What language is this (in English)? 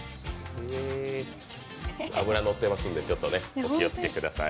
Japanese